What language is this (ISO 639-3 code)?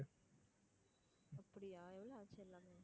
tam